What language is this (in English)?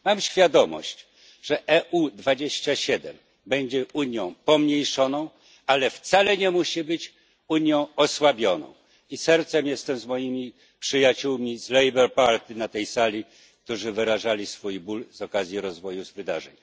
Polish